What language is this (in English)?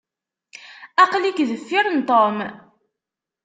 Kabyle